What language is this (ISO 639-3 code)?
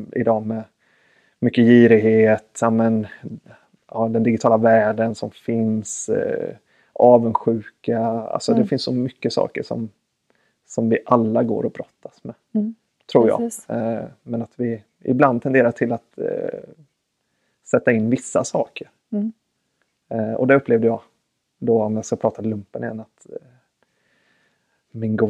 swe